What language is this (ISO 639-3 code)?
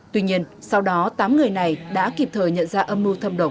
vie